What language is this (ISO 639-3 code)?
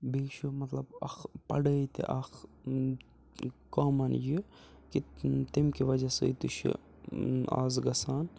kas